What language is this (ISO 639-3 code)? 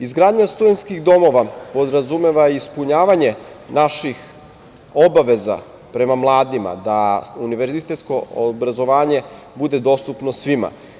srp